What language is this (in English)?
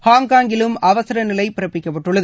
Tamil